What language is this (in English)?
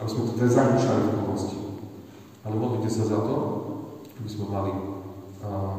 Slovak